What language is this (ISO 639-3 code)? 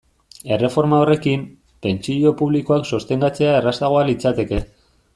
eus